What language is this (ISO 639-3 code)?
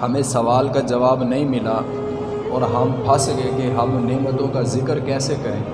urd